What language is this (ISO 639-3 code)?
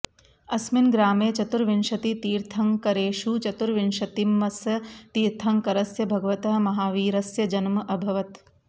san